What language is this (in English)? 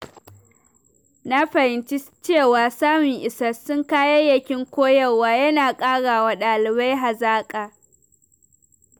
Hausa